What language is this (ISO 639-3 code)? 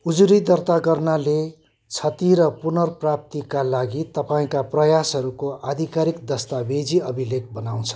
nep